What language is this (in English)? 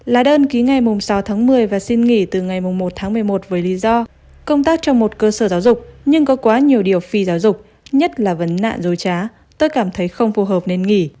Vietnamese